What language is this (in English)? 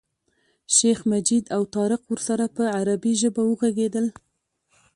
Pashto